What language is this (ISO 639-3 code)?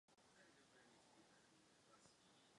ces